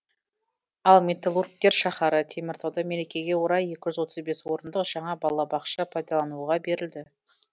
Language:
Kazakh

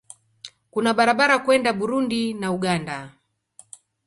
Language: Swahili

